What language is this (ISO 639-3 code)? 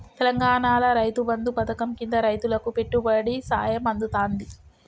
tel